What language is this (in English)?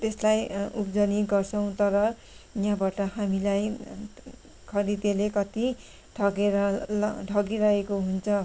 Nepali